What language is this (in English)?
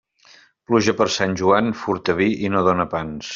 Catalan